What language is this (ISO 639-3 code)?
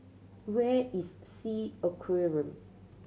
eng